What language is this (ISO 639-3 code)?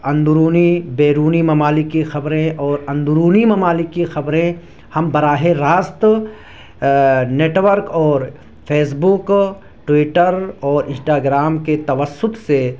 urd